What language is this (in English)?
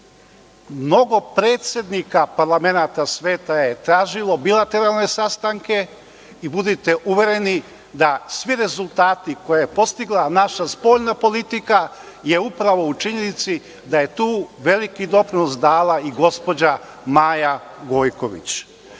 Serbian